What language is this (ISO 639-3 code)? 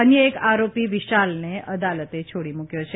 guj